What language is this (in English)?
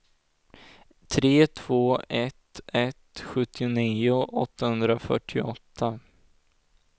Swedish